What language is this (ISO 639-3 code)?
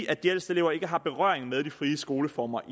dan